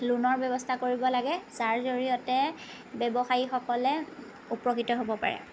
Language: Assamese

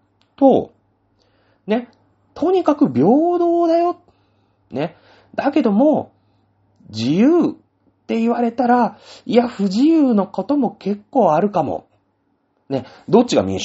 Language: Japanese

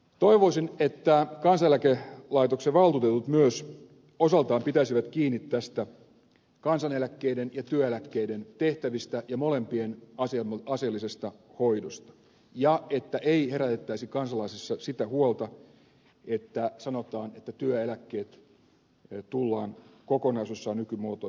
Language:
Finnish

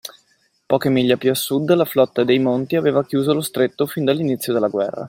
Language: Italian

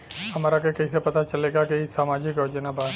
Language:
Bhojpuri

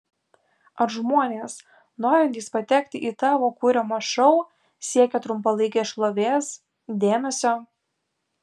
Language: Lithuanian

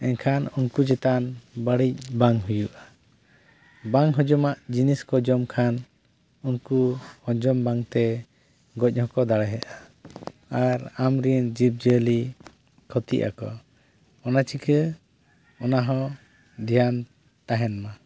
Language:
Santali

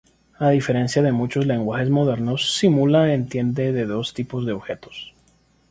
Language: Spanish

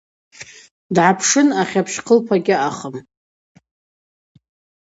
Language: Abaza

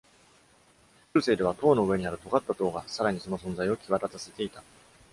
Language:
Japanese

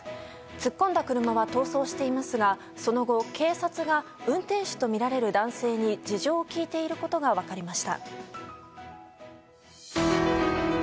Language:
Japanese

